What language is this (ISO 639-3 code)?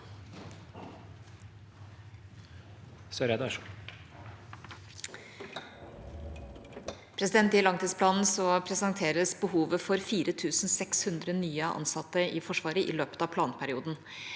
nor